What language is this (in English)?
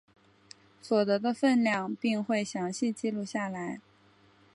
Chinese